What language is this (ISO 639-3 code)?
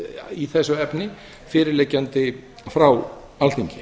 isl